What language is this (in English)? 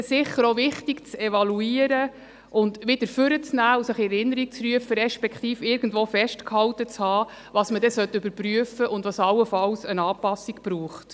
Swiss German